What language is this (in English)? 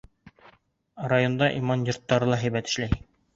Bashkir